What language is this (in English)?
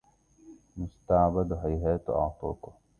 Arabic